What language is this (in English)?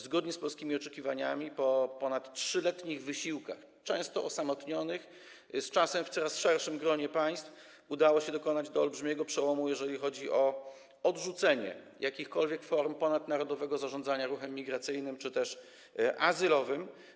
Polish